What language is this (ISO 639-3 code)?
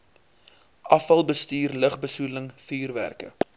afr